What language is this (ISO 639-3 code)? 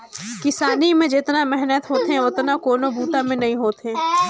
hne